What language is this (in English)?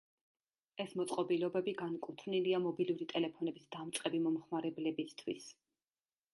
Georgian